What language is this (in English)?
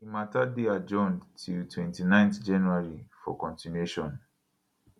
Nigerian Pidgin